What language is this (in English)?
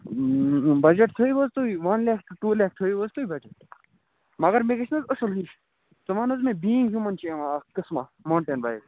Kashmiri